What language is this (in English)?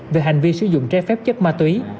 Vietnamese